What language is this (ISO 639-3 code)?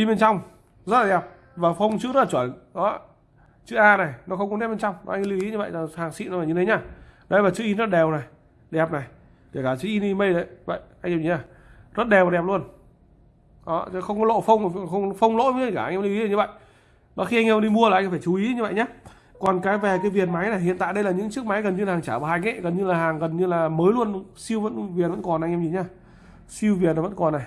vie